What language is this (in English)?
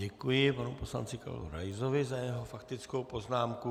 Czech